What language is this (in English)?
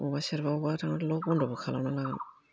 Bodo